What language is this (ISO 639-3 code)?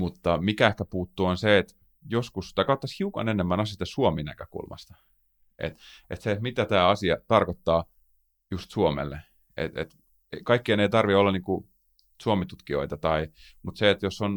fin